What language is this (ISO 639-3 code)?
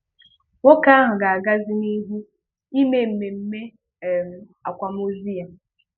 ibo